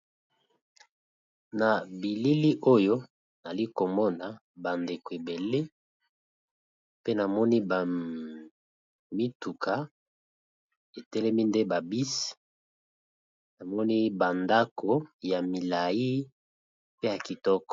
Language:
Lingala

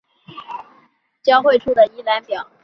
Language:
Chinese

